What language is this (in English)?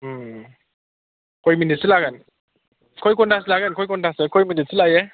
Bodo